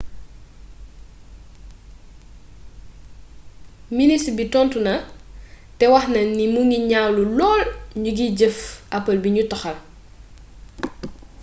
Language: Wolof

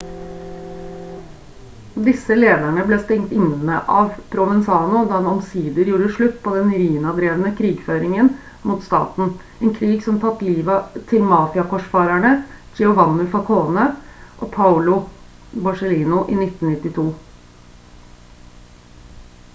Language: Norwegian Bokmål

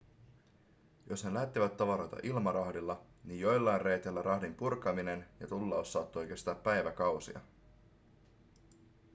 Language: Finnish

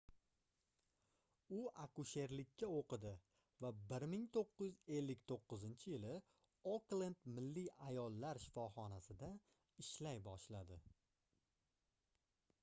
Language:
Uzbek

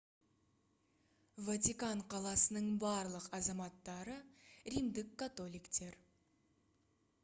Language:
Kazakh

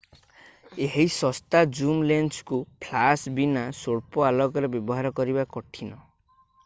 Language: Odia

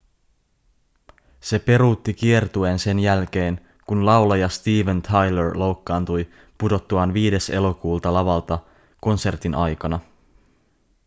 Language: Finnish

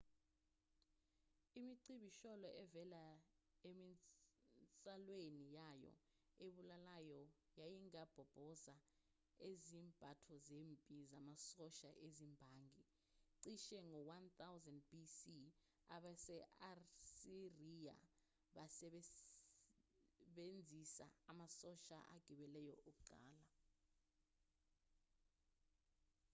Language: Zulu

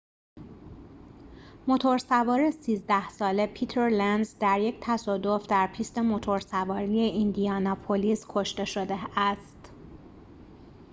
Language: Persian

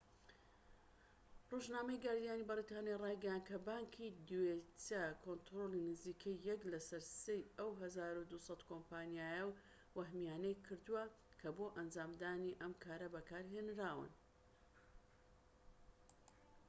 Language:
Central Kurdish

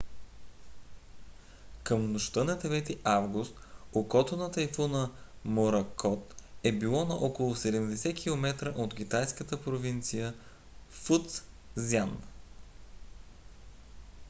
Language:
Bulgarian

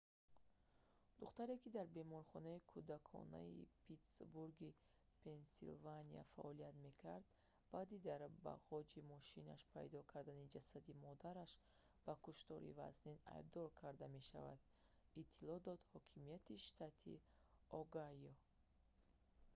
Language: Tajik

